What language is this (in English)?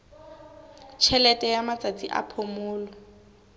Southern Sotho